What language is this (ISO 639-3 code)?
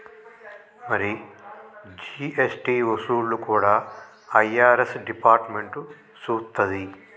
tel